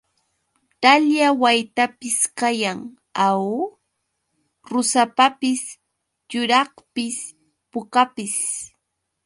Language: Yauyos Quechua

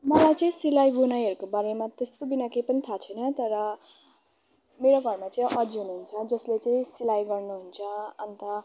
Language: Nepali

